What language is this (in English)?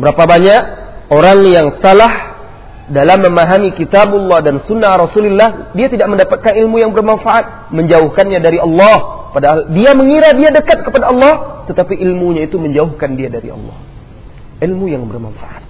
Malay